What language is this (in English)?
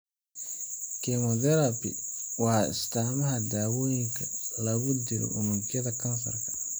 Somali